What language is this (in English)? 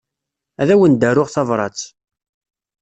Kabyle